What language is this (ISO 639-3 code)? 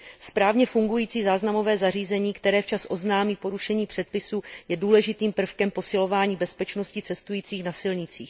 ces